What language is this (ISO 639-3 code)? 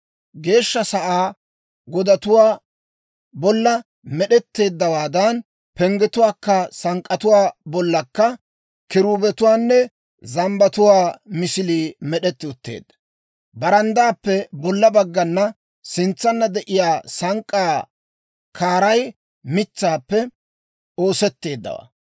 dwr